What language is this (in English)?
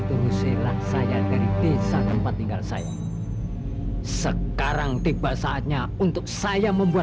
Indonesian